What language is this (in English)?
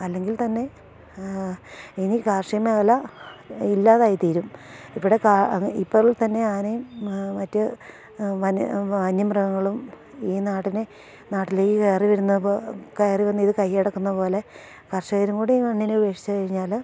Malayalam